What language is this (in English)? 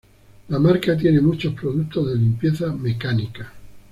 Spanish